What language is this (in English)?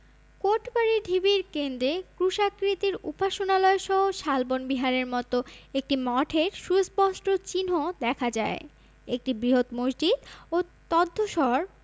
Bangla